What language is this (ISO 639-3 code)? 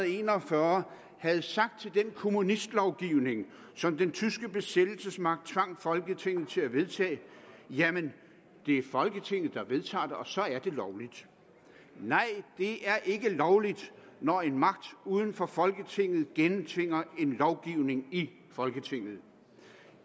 dan